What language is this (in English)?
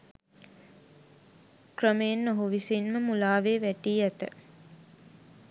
Sinhala